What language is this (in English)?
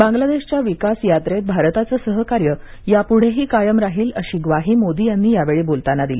Marathi